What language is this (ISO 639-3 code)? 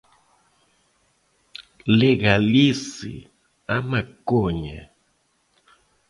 por